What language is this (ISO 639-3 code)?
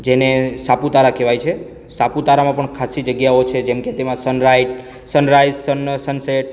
guj